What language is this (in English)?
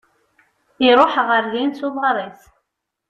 Kabyle